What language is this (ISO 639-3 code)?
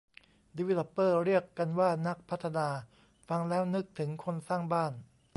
tha